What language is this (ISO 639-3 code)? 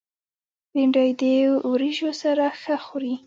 pus